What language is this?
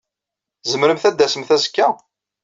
Kabyle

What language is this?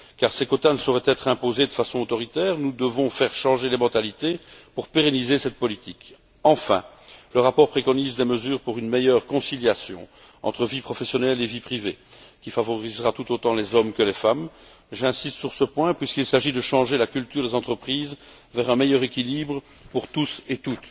French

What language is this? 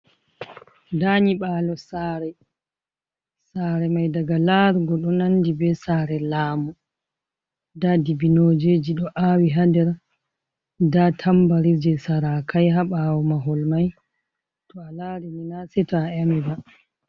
Fula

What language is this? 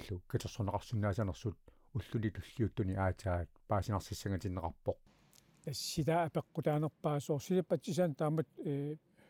Arabic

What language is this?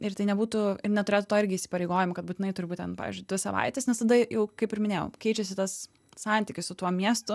Lithuanian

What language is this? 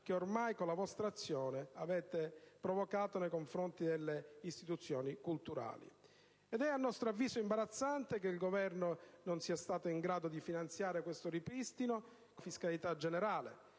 Italian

